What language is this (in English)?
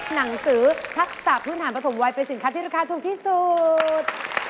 Thai